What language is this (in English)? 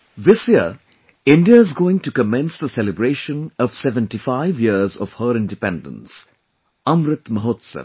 English